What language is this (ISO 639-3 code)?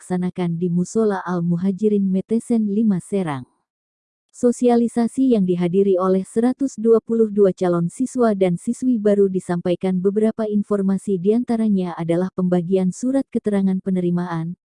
ind